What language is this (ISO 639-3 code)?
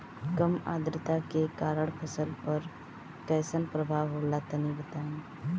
bho